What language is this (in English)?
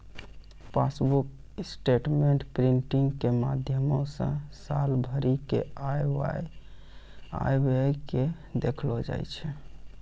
Maithili